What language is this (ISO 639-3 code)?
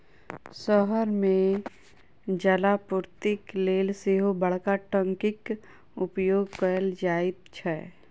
mai